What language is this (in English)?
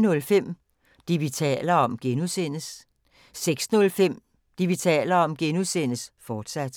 Danish